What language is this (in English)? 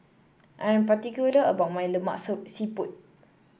English